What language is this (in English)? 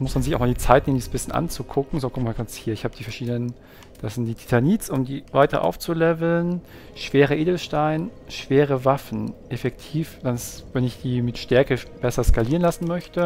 German